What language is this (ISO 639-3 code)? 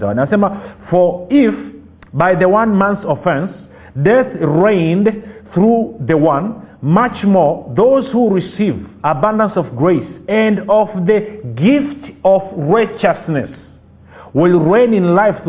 swa